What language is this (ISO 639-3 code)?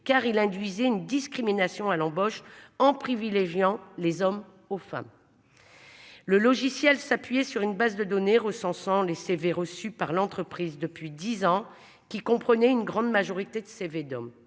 fra